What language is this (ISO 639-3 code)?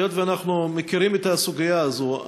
heb